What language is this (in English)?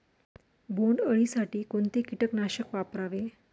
Marathi